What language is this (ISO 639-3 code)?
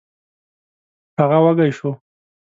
pus